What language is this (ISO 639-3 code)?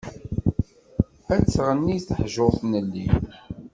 kab